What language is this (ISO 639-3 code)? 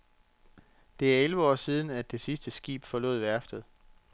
dan